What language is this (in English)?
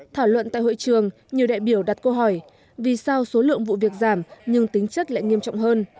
Vietnamese